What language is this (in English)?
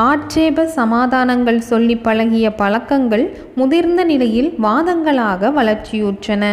Tamil